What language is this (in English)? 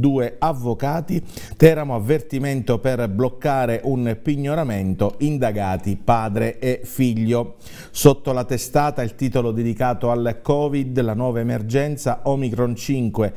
Italian